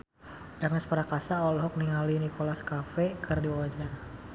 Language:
Sundanese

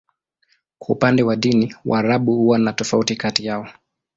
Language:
Swahili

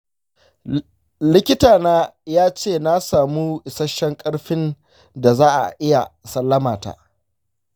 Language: Hausa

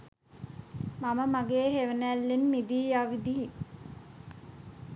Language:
Sinhala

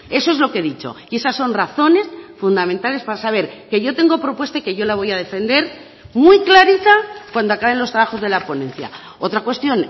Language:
Spanish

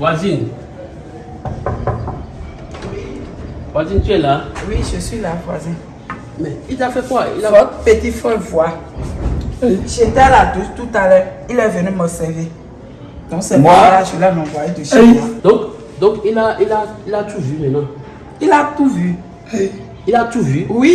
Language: French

